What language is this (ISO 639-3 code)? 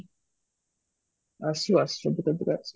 ori